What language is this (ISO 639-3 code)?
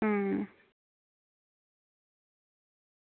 doi